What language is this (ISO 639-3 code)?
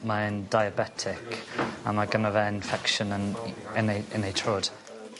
cym